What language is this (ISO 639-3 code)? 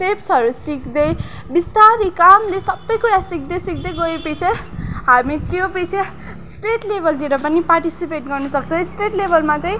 nep